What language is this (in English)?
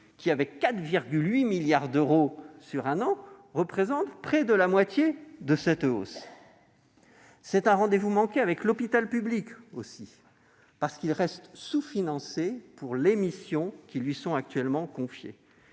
French